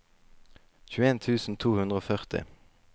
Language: Norwegian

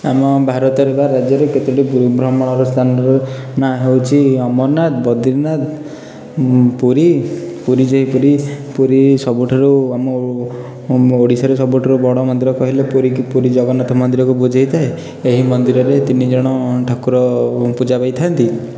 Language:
Odia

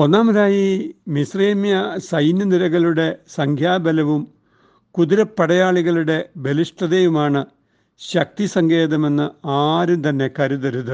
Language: Malayalam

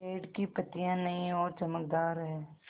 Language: Hindi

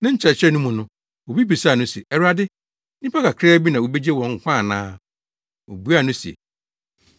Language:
Akan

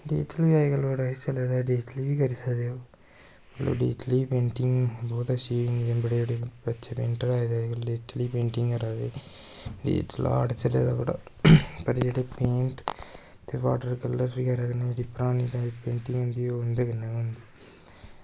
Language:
Dogri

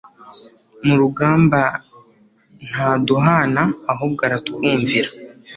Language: Kinyarwanda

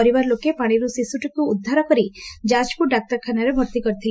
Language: Odia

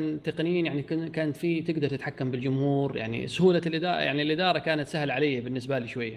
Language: Arabic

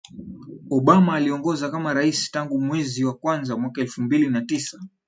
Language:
Swahili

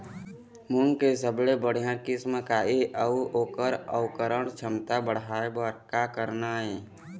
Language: Chhattisgarhi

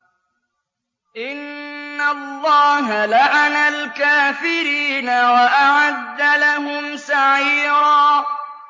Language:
Arabic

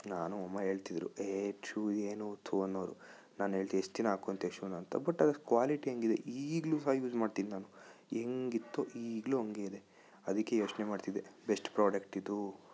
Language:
Kannada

